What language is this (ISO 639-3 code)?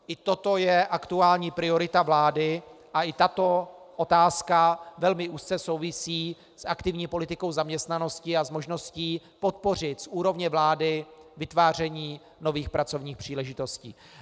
ces